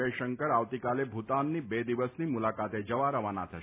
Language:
Gujarati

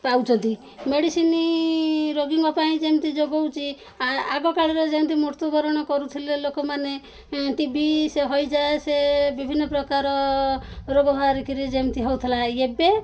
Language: Odia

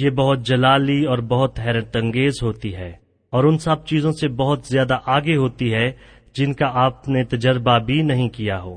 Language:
Urdu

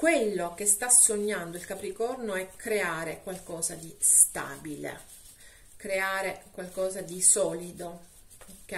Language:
Italian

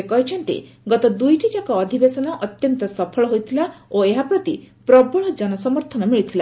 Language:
Odia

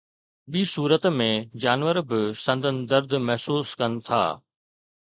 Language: Sindhi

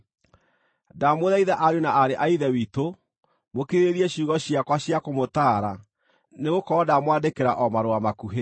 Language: Kikuyu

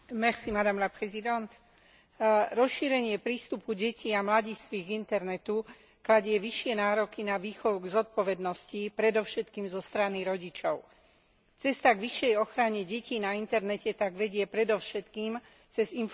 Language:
Slovak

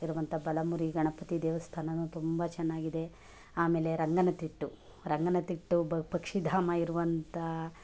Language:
Kannada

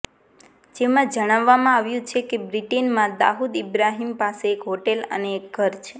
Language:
Gujarati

